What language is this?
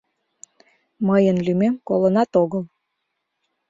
Mari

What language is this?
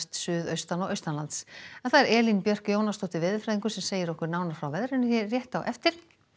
Icelandic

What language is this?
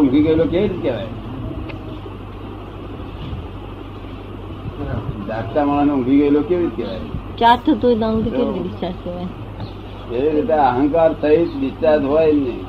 Gujarati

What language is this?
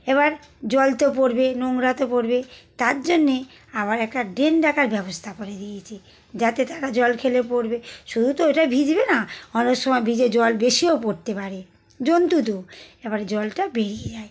Bangla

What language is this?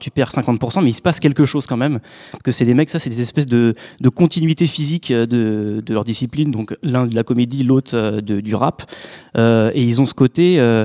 French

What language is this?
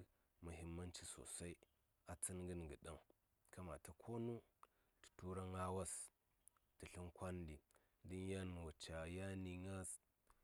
Saya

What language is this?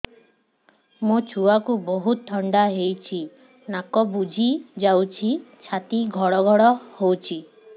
Odia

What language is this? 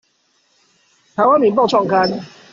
Chinese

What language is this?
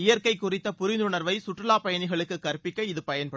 Tamil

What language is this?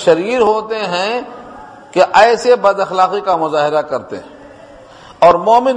Urdu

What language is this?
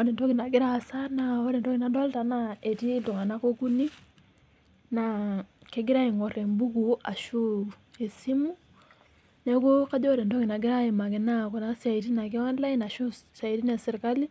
Masai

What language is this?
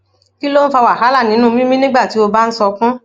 Yoruba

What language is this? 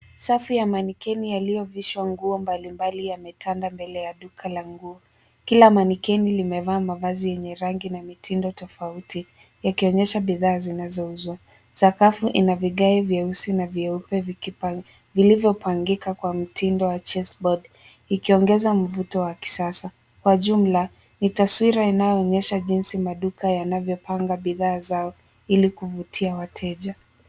Swahili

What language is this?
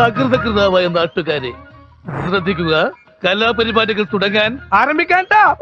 Thai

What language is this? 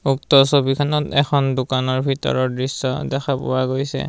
Assamese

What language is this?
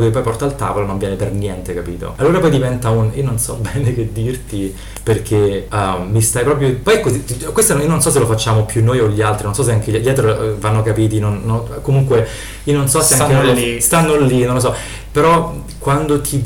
Italian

